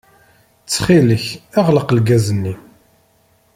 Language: Kabyle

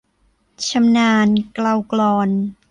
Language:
Thai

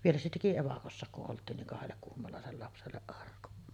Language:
Finnish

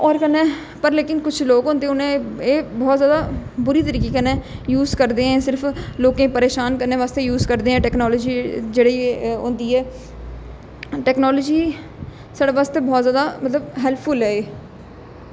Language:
Dogri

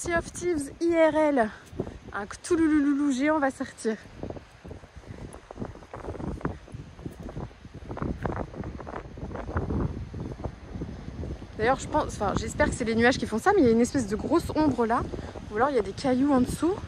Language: French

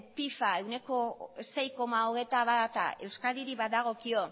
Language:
Basque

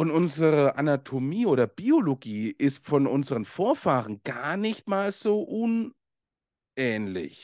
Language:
German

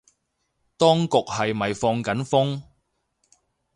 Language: Cantonese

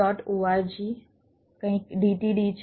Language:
Gujarati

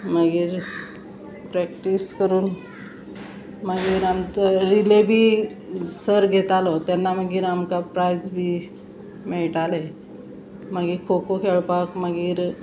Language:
Konkani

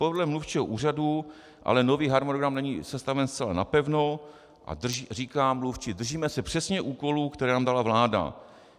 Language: Czech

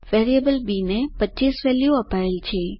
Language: Gujarati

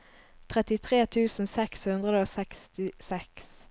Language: Norwegian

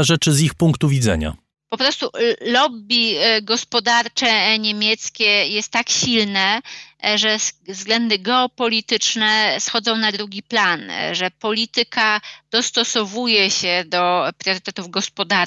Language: Polish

